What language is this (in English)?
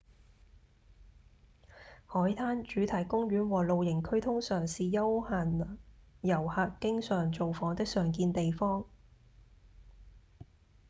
Cantonese